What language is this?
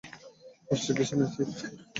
Bangla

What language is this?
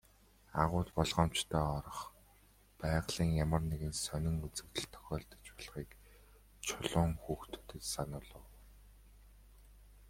Mongolian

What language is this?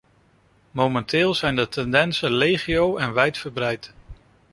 Dutch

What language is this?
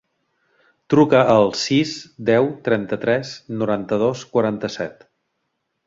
Catalan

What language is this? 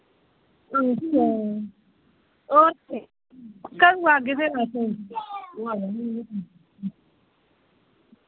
Dogri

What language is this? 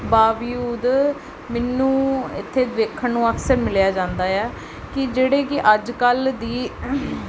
Punjabi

